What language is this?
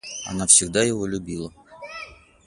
Russian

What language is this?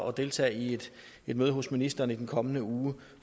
Danish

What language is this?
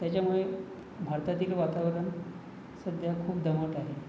Marathi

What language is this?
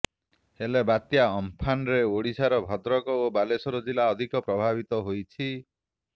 Odia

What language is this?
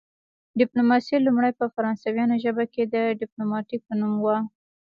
Pashto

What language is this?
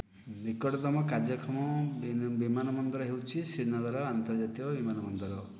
Odia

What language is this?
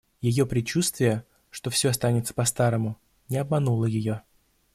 Russian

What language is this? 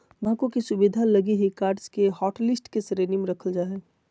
Magahi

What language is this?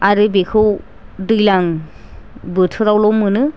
Bodo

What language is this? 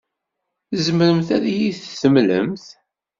Kabyle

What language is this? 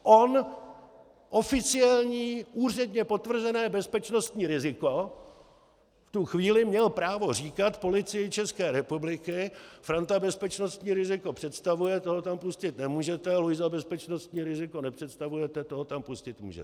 Czech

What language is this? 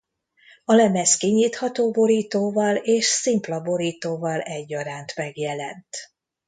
Hungarian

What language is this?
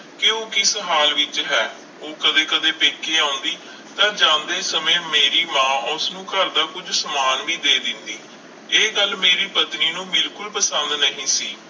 Punjabi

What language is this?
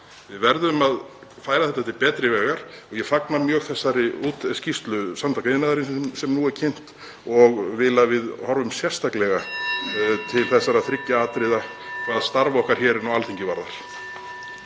Icelandic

